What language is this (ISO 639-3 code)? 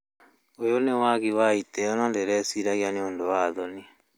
kik